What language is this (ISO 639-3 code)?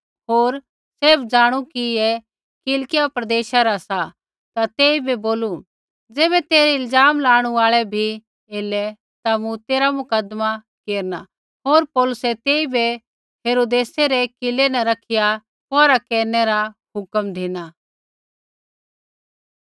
kfx